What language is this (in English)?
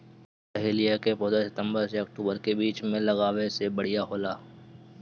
Bhojpuri